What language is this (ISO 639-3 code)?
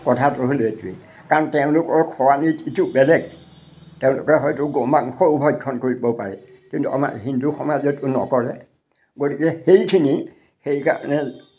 asm